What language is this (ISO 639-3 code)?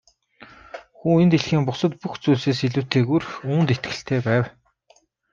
mon